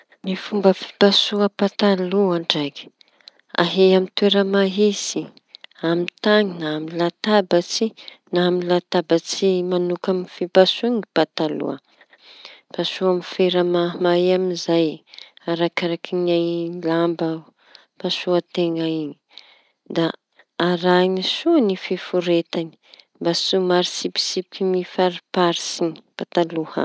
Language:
Tanosy Malagasy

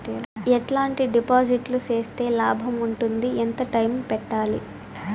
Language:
Telugu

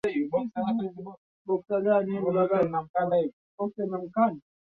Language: Swahili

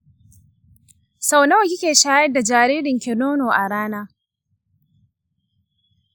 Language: Hausa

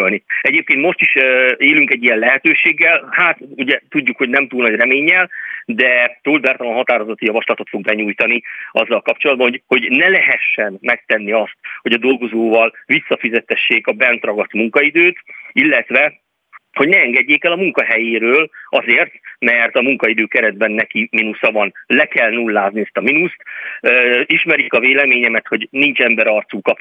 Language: Hungarian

